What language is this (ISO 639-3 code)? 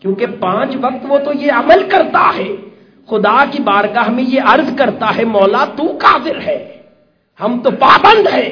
urd